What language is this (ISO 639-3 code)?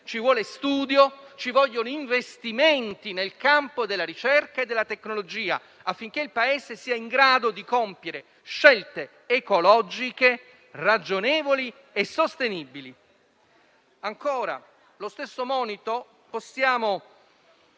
ita